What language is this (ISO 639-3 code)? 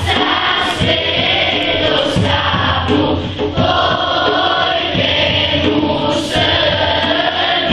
ukr